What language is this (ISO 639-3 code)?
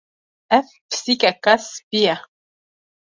kur